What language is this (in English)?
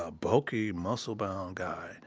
English